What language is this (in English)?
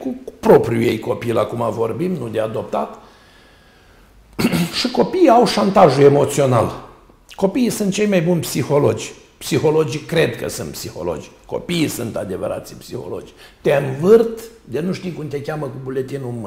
Romanian